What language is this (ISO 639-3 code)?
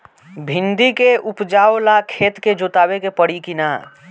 bho